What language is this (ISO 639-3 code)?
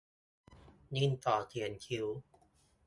tha